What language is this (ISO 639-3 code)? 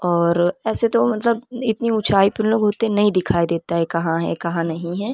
urd